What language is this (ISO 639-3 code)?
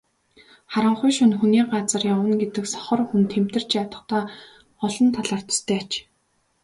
mon